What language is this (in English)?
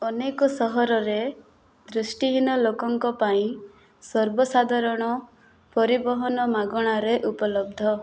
Odia